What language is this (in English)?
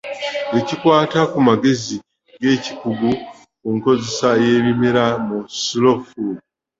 Ganda